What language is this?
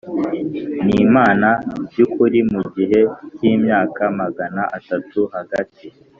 Kinyarwanda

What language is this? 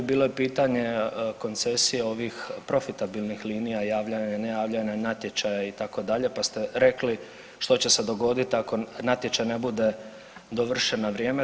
Croatian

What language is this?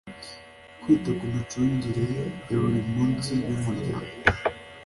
Kinyarwanda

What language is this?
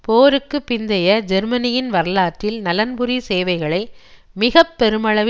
Tamil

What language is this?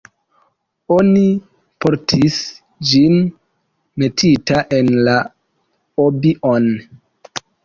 Esperanto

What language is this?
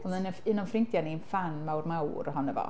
Welsh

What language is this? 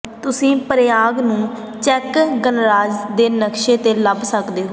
Punjabi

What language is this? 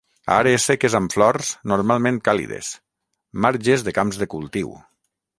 Catalan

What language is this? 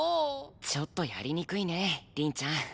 Japanese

